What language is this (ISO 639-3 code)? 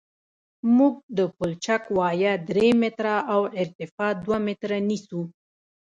pus